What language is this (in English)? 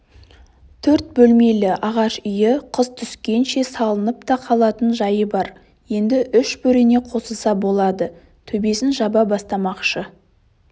Kazakh